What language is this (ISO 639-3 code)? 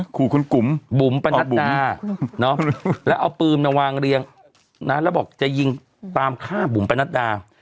tha